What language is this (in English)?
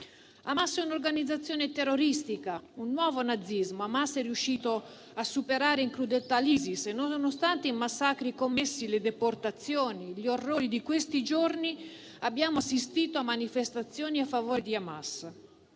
Italian